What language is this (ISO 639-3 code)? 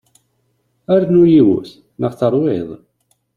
kab